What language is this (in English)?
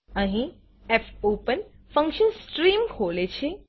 Gujarati